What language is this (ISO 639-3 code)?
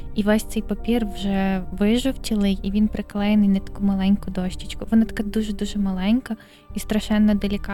ukr